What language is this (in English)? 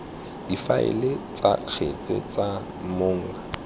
Tswana